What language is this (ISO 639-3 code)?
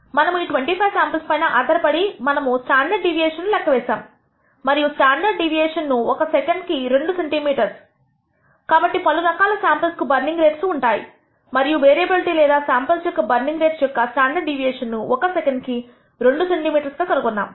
tel